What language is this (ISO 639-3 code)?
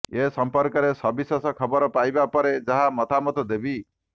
ori